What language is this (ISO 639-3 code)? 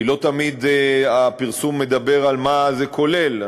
heb